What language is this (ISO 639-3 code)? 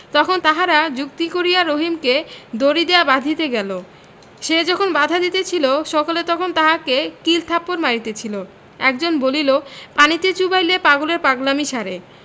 ben